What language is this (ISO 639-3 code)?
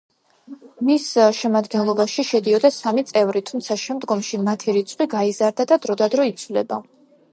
kat